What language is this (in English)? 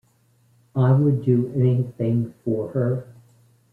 English